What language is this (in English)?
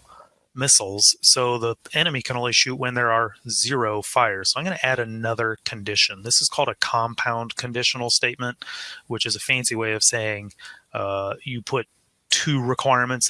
English